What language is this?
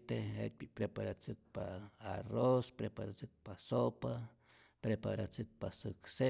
Rayón Zoque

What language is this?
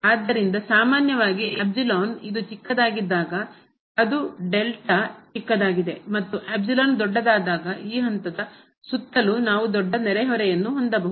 Kannada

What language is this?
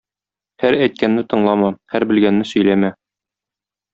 Tatar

